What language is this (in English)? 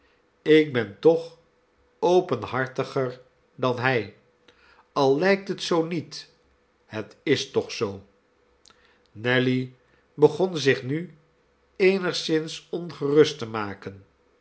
Dutch